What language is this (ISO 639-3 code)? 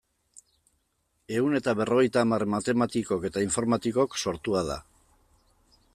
eus